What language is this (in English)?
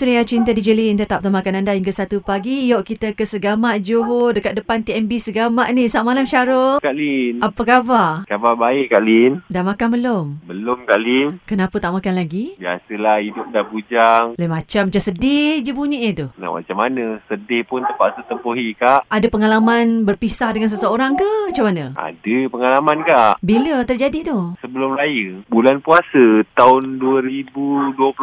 Malay